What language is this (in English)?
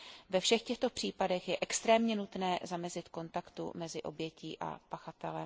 Czech